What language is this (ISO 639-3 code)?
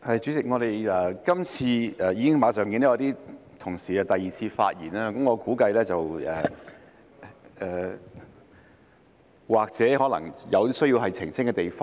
yue